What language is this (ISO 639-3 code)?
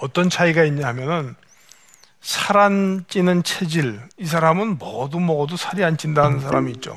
kor